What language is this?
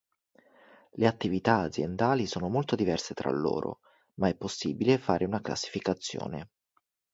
Italian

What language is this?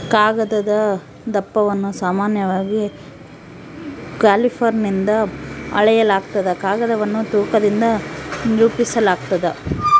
Kannada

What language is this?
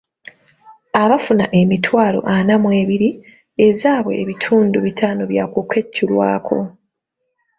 Ganda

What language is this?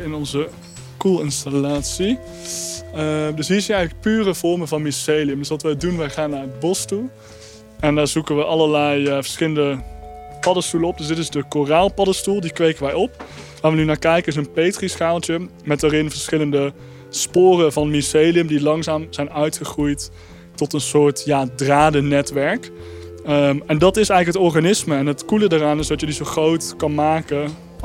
Dutch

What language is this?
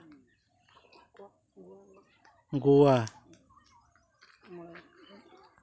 Santali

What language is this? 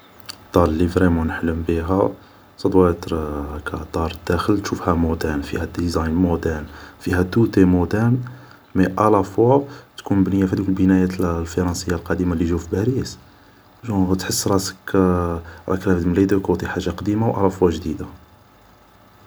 Algerian Arabic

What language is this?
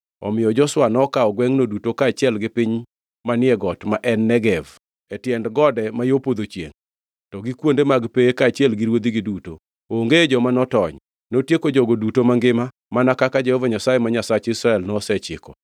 Luo (Kenya and Tanzania)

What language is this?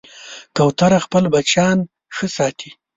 Pashto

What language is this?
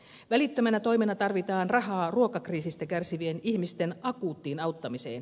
Finnish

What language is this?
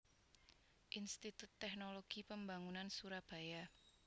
Javanese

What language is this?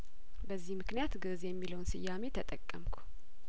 Amharic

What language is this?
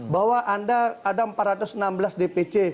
Indonesian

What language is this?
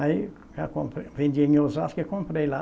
Portuguese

